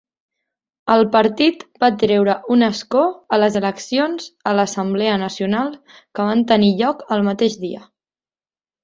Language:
Catalan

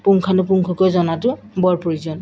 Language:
Assamese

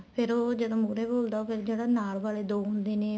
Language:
Punjabi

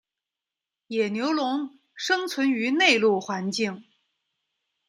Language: Chinese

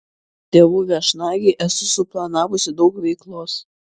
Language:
Lithuanian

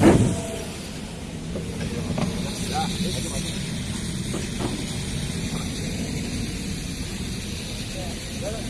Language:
Indonesian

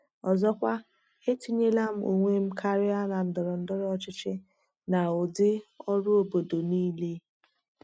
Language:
Igbo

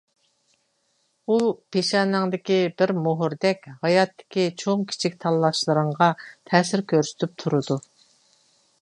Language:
Uyghur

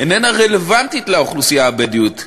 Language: Hebrew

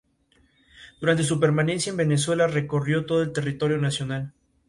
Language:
Spanish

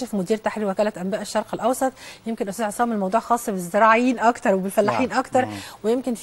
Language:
Arabic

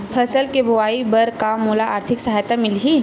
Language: Chhattisgarhi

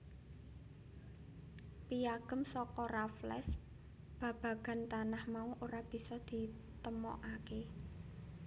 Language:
Javanese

